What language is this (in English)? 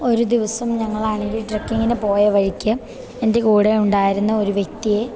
Malayalam